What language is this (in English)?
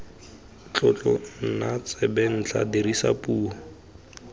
Tswana